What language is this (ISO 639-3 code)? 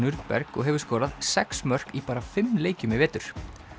isl